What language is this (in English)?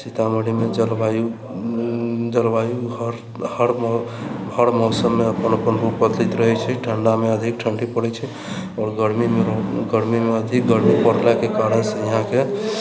Maithili